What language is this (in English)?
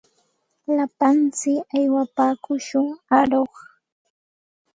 Santa Ana de Tusi Pasco Quechua